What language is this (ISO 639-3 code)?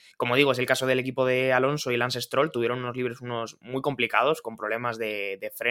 spa